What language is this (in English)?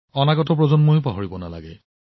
Assamese